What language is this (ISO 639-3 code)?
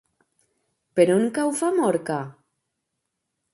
cat